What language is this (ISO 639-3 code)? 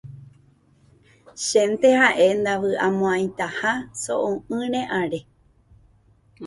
grn